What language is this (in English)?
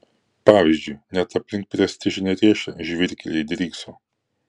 Lithuanian